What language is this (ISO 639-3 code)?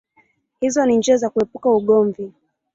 swa